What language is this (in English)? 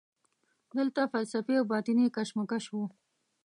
Pashto